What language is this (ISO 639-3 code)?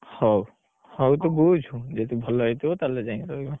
ori